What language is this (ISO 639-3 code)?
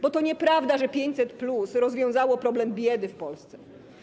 pol